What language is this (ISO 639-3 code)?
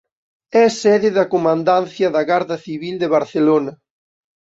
glg